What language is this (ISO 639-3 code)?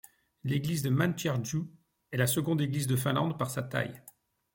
fra